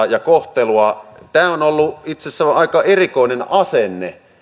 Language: Finnish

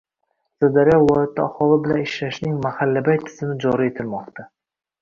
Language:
Uzbek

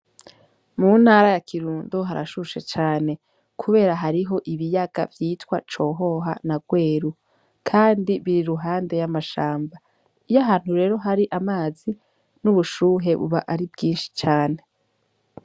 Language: Rundi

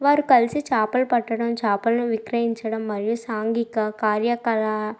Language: Telugu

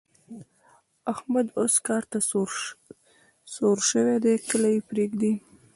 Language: Pashto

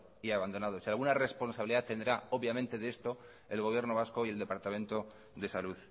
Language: Spanish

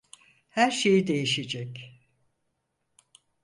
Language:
Turkish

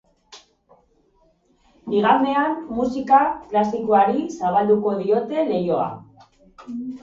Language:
Basque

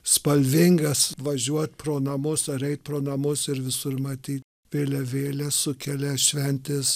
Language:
Lithuanian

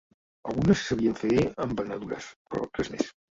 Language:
Catalan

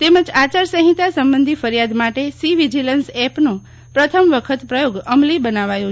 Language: Gujarati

